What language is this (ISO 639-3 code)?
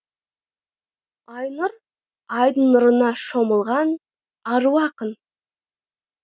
kaz